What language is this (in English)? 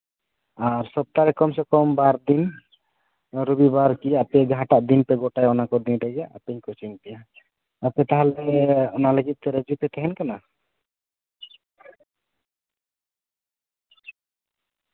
Santali